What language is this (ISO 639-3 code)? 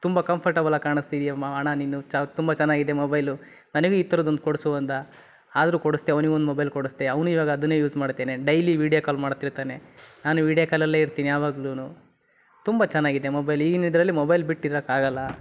kan